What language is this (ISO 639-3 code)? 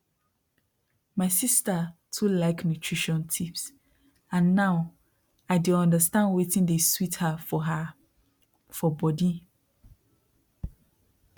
pcm